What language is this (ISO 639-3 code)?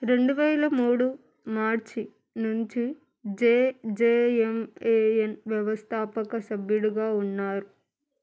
tel